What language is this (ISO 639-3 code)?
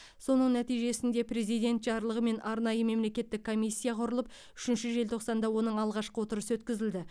kaz